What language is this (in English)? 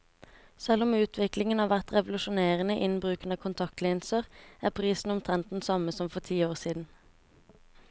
Norwegian